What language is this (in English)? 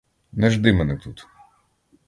Ukrainian